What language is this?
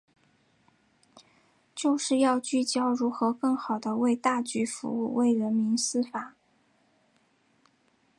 Chinese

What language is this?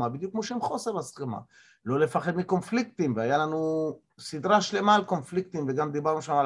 Hebrew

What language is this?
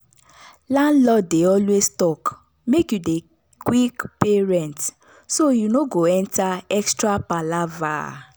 Nigerian Pidgin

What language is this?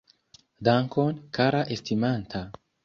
Esperanto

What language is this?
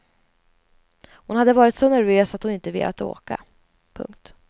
Swedish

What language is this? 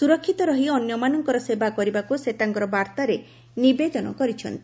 Odia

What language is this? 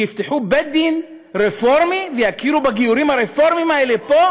Hebrew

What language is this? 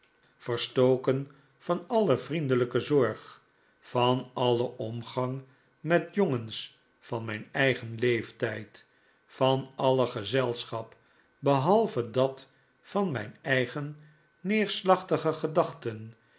Dutch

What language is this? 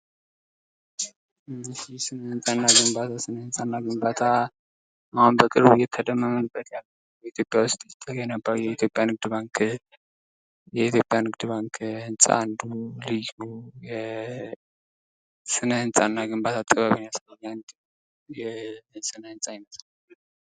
Amharic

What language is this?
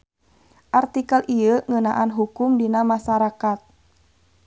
Sundanese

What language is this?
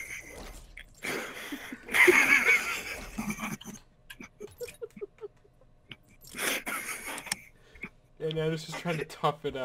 English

